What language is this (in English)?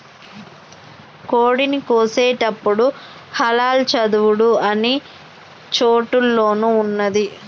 Telugu